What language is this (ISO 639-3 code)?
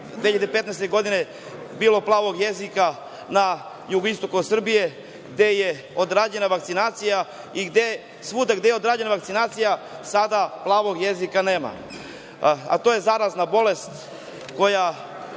srp